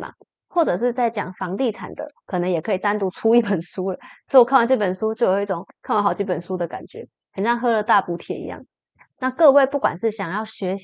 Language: Chinese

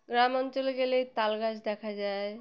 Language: Bangla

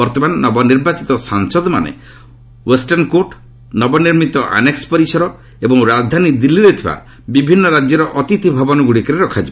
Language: Odia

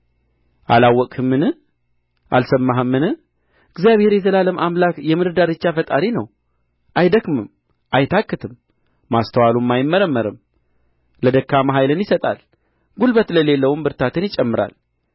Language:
Amharic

